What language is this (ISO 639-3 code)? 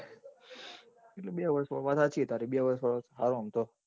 guj